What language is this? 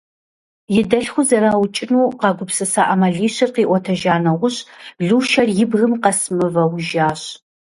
Kabardian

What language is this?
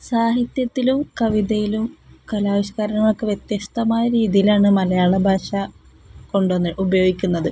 Malayalam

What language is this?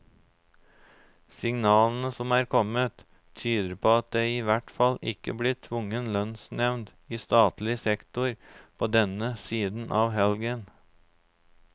Norwegian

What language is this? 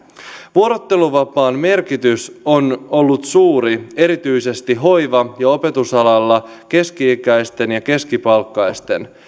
Finnish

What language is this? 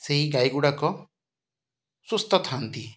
Odia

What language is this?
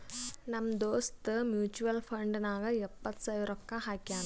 Kannada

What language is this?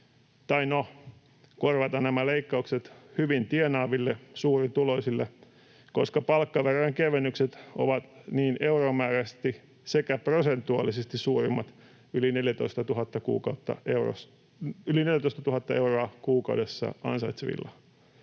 Finnish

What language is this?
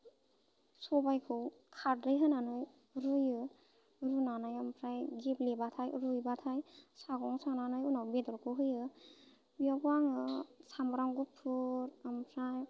Bodo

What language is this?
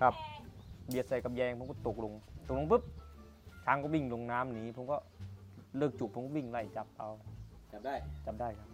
Thai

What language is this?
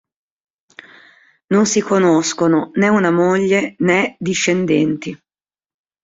Italian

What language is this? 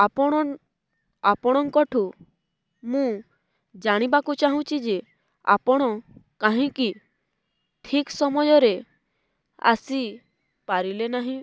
Odia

